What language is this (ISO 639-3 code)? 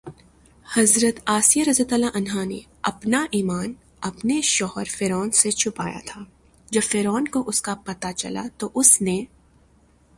urd